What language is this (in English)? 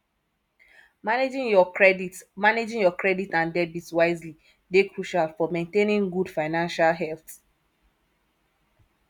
Nigerian Pidgin